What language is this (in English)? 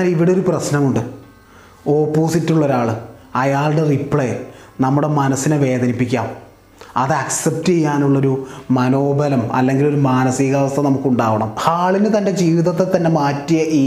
Malayalam